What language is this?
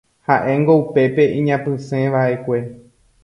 Guarani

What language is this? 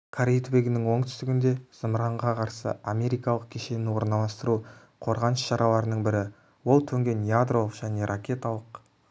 Kazakh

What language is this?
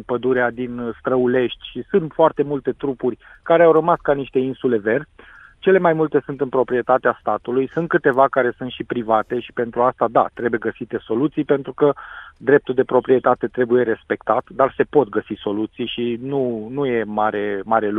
Romanian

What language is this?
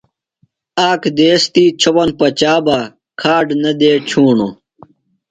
Phalura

